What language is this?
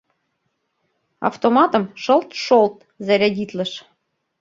Mari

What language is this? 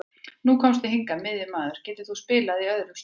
Icelandic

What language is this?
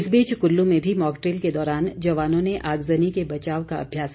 Hindi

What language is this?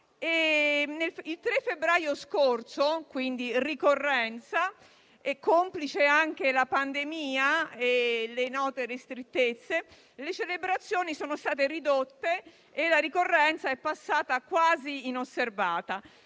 Italian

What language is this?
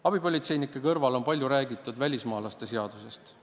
Estonian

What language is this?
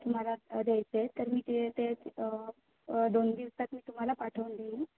Marathi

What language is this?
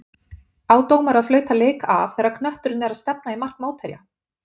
Icelandic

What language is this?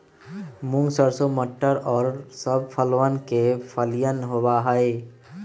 Magahi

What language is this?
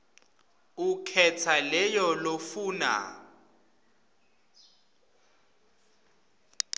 Swati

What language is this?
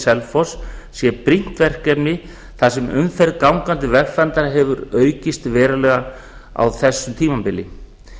Icelandic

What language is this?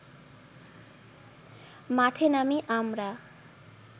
Bangla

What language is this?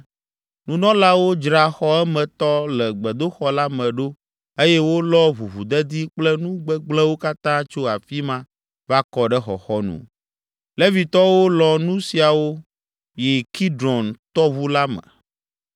Ewe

